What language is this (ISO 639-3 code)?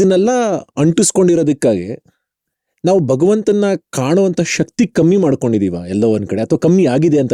kan